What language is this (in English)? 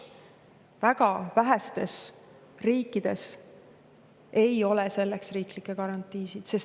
Estonian